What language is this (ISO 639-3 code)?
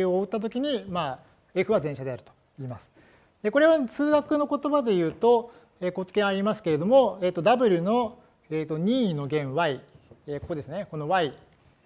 jpn